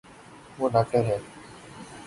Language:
Urdu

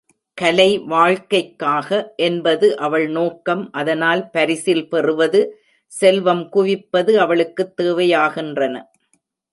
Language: Tamil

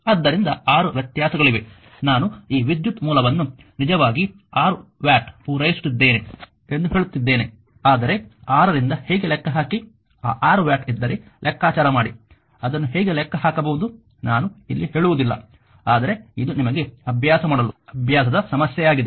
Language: Kannada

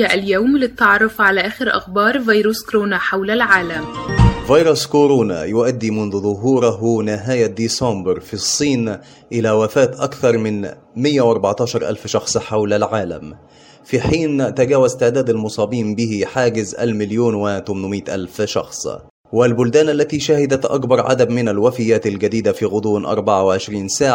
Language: Arabic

